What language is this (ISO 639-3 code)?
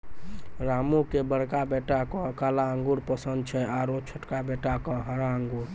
mai